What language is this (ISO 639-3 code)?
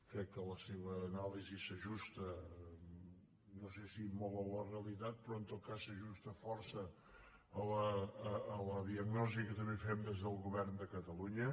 cat